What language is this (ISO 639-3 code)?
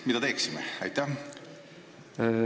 est